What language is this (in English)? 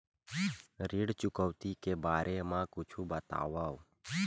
Chhattisgarhi